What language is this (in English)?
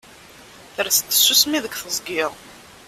Kabyle